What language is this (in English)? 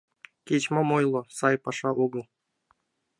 Mari